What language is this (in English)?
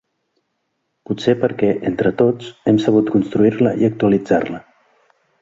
Catalan